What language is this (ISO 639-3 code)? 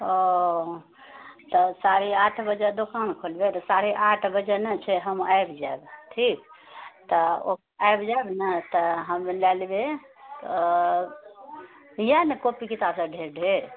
mai